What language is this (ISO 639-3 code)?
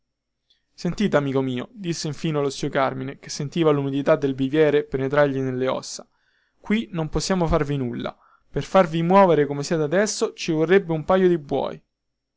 ita